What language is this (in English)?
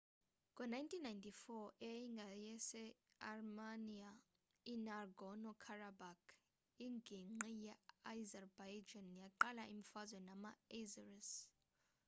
Xhosa